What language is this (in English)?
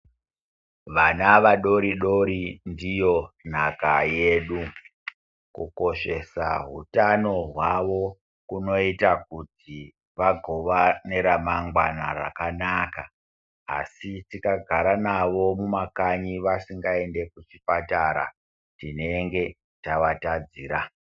Ndau